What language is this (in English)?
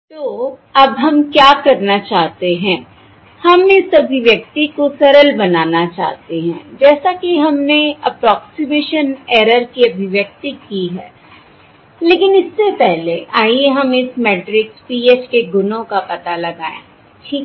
Hindi